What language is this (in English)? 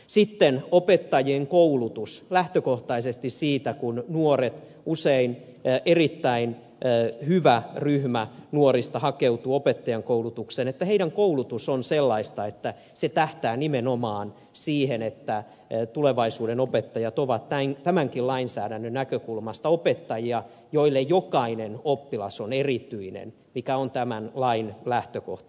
Finnish